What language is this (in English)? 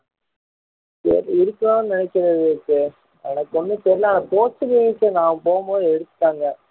Tamil